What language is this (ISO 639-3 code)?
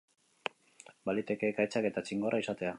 eus